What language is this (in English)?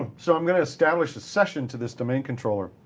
English